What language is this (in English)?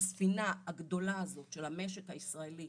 Hebrew